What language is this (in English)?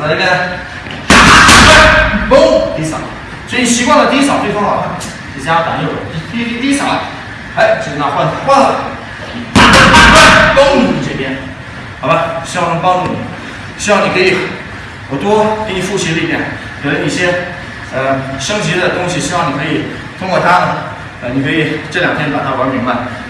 Chinese